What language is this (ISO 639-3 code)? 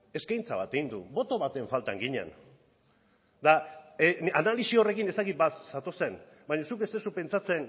eus